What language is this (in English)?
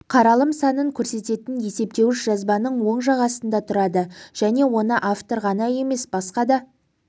Kazakh